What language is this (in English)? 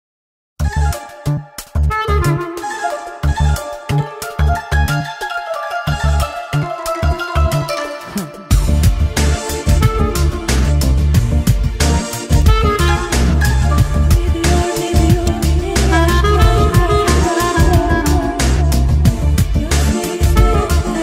Turkish